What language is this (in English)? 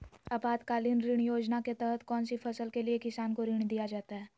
Magahi